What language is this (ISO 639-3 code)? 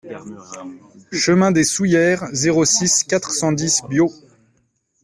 fra